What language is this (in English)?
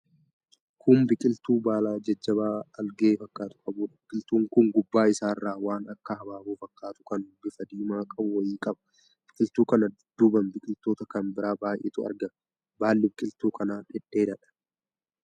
Oromo